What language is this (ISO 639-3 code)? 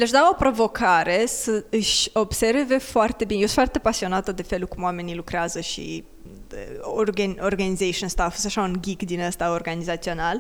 ron